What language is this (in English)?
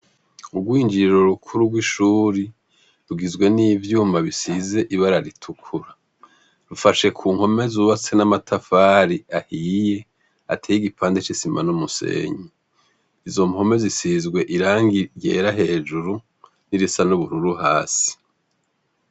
Rundi